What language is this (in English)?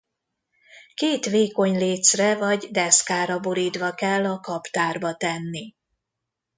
Hungarian